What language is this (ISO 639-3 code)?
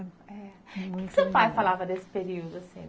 por